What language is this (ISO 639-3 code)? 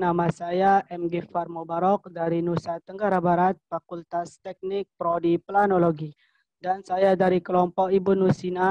ind